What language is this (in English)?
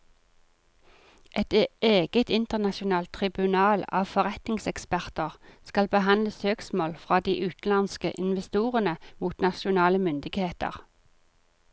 Norwegian